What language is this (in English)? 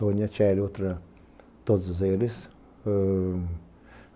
Portuguese